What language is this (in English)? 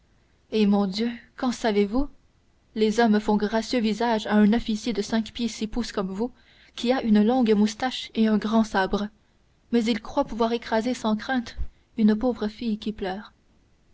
French